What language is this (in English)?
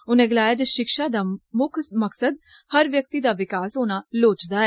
Dogri